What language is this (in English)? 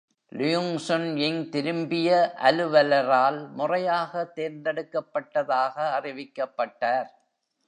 Tamil